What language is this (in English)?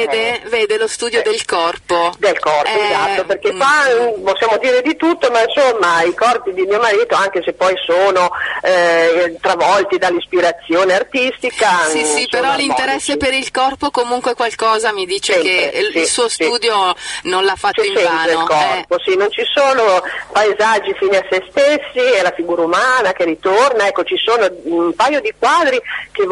Italian